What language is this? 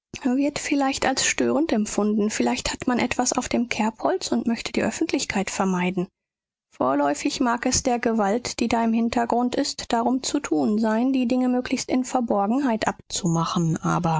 German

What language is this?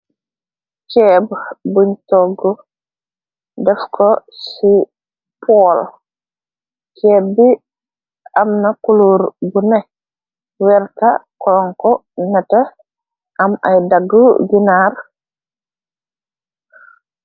Wolof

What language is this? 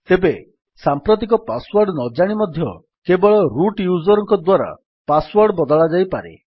Odia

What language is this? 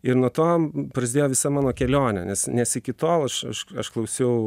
Lithuanian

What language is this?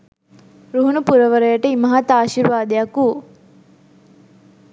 Sinhala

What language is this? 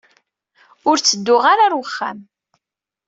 Kabyle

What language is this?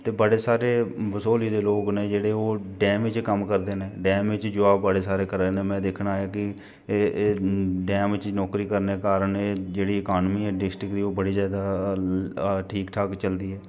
Dogri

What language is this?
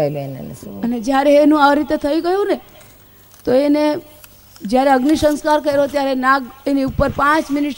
Gujarati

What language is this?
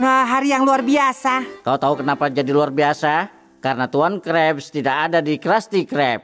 Indonesian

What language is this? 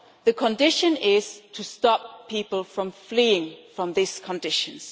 English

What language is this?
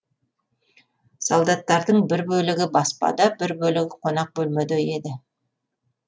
Kazakh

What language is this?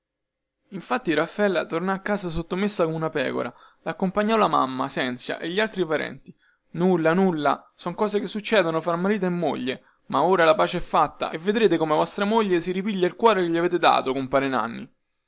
Italian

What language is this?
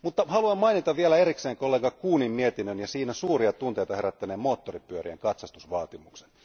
Finnish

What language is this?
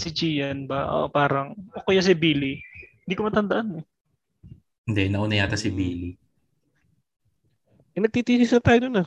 Filipino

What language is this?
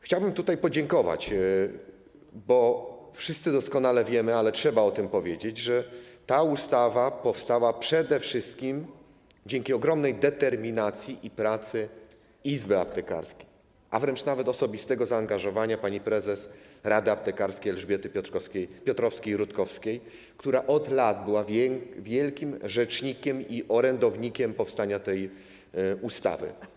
Polish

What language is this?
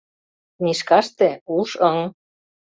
Mari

